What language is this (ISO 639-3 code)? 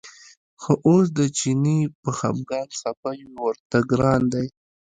pus